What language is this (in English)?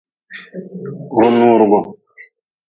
Nawdm